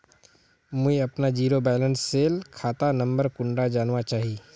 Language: Magahi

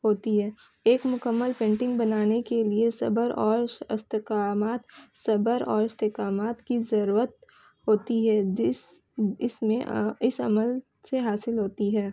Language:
Urdu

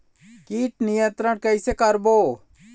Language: Chhattisgarhi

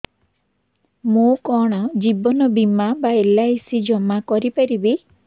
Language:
Odia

